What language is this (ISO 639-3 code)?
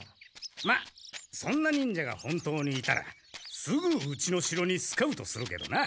jpn